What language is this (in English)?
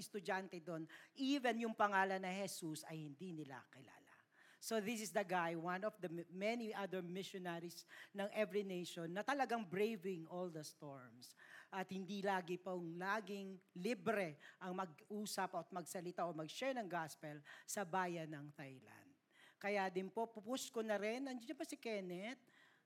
Filipino